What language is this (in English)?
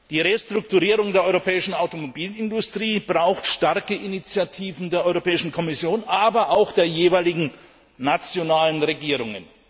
German